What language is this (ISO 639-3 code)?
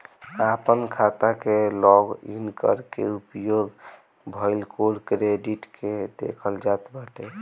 bho